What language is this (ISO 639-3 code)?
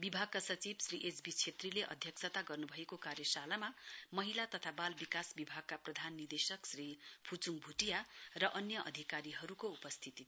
nep